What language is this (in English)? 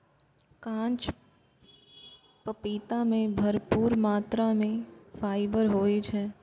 Maithili